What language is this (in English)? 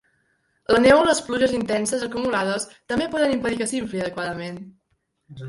Catalan